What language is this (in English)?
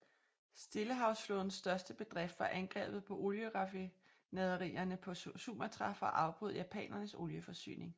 Danish